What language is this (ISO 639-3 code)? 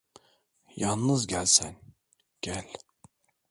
tur